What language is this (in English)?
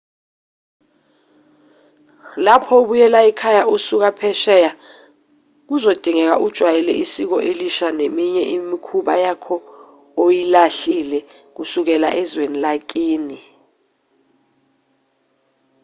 Zulu